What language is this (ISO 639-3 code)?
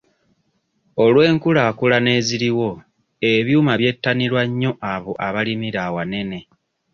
lug